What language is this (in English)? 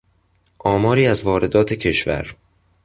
Persian